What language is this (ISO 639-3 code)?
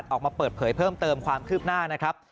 tha